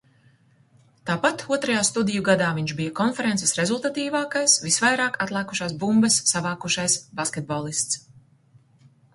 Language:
Latvian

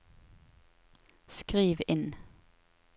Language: Norwegian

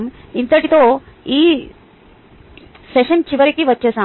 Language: Telugu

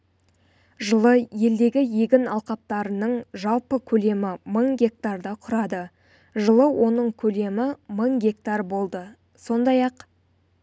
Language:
Kazakh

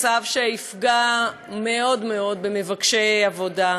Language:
Hebrew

